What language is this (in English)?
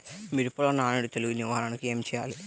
Telugu